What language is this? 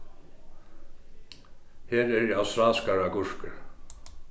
Faroese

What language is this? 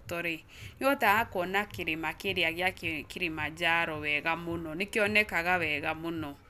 Kikuyu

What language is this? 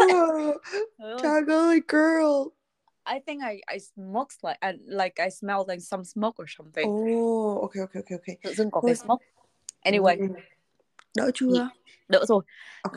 Vietnamese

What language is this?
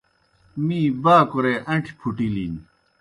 Kohistani Shina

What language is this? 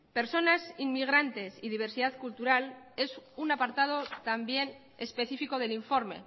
Spanish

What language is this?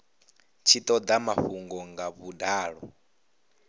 Venda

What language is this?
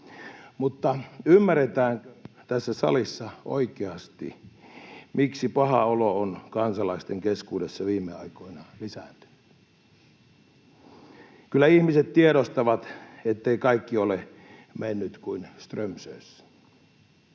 Finnish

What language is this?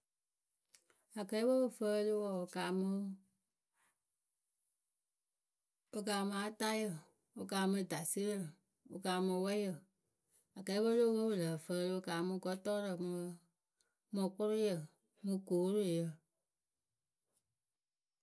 Akebu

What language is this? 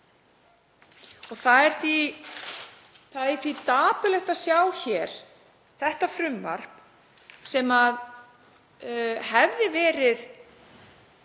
Icelandic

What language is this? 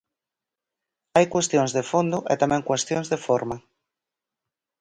Galician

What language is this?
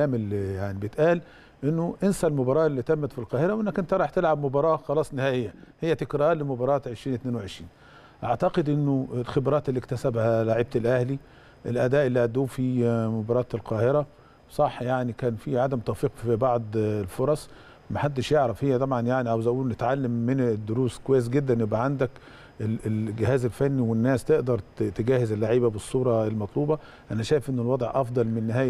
Arabic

